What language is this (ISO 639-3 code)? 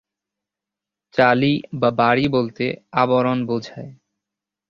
ben